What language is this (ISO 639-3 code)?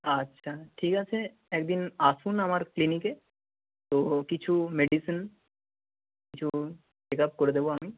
ben